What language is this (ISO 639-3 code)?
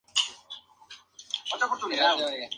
spa